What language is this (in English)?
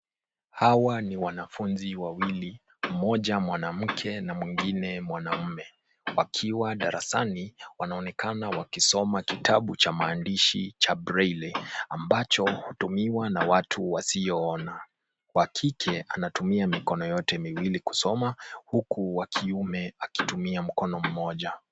Swahili